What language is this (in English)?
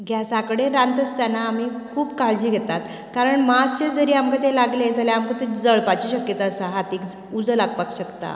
Konkani